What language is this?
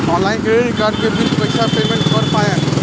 Bhojpuri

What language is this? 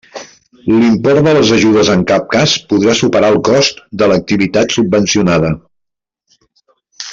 Catalan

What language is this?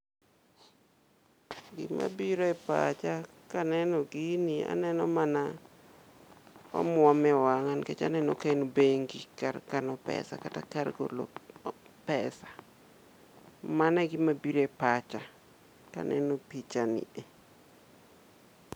Luo (Kenya and Tanzania)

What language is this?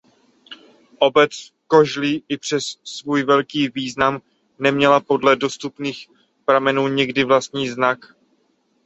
Czech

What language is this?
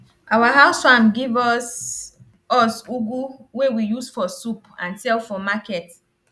Nigerian Pidgin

